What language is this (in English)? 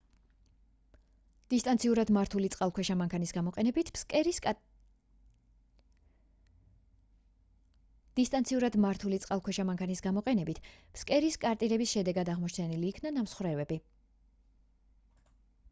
Georgian